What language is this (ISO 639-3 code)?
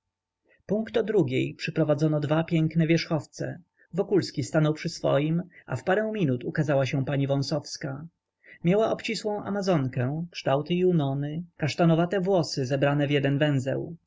pol